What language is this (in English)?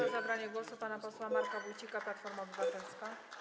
Polish